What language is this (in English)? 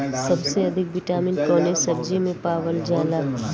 Bhojpuri